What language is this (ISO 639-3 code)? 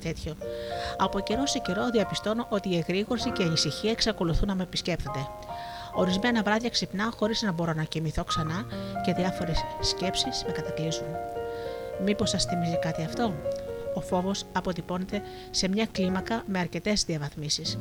ell